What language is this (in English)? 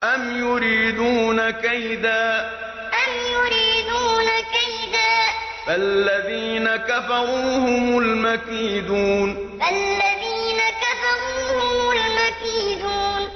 Arabic